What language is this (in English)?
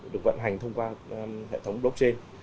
Vietnamese